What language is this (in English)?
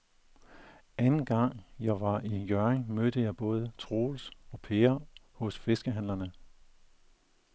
Danish